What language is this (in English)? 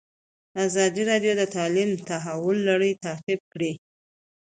Pashto